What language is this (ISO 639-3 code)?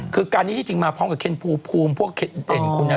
tha